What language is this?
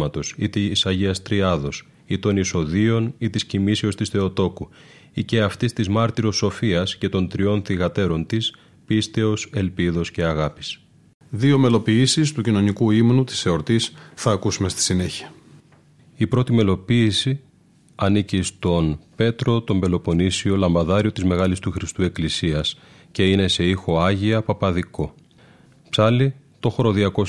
Greek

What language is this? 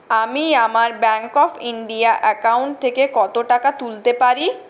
Bangla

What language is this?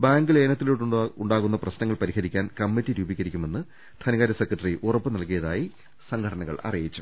Malayalam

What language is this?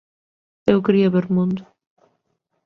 Galician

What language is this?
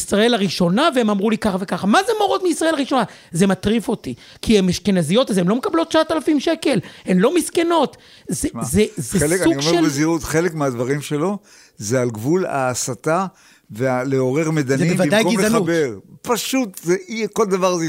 Hebrew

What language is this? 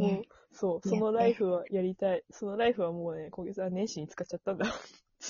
Japanese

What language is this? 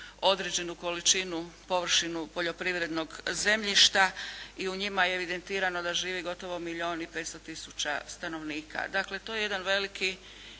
Croatian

